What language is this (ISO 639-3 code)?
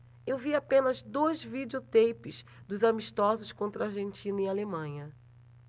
por